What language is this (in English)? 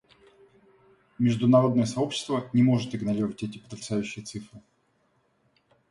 Russian